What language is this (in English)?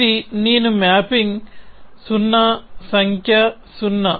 Telugu